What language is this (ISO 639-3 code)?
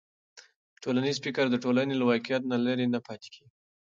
pus